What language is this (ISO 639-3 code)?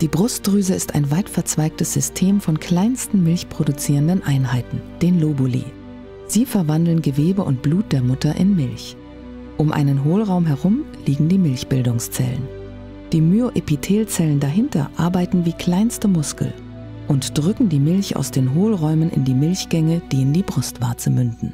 deu